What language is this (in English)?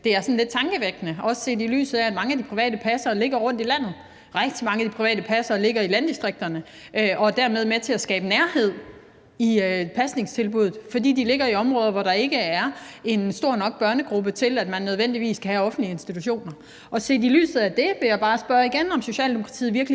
Danish